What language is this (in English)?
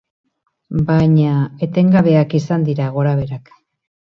Basque